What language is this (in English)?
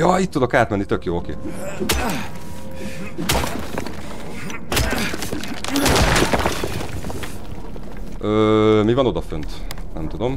Hungarian